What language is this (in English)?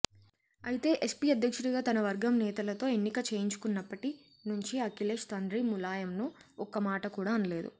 Telugu